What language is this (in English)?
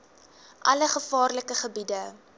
Afrikaans